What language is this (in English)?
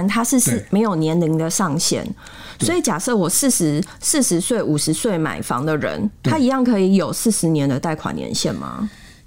Chinese